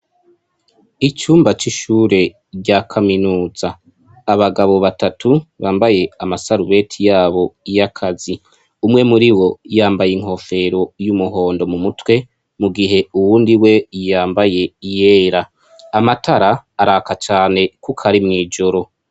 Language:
Rundi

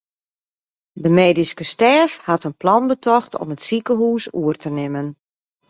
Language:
Western Frisian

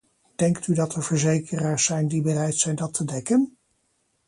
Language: Dutch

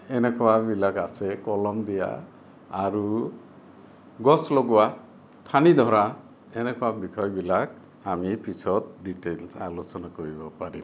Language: Assamese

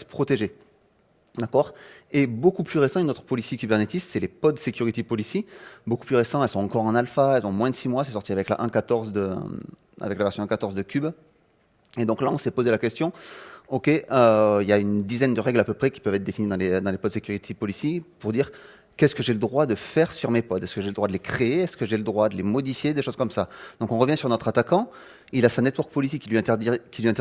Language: French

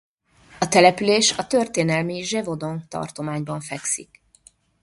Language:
Hungarian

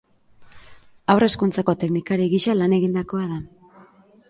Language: Basque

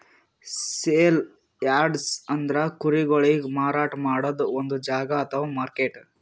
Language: Kannada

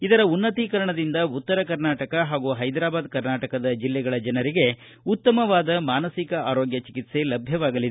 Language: Kannada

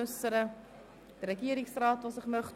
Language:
Swiss German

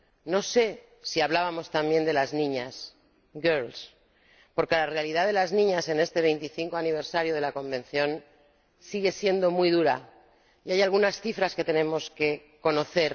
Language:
Spanish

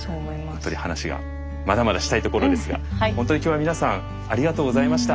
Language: Japanese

